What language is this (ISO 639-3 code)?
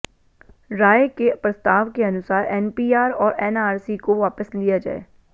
hin